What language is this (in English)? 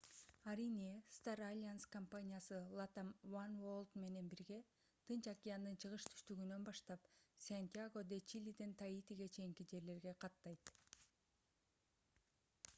Kyrgyz